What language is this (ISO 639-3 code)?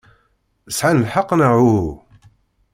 kab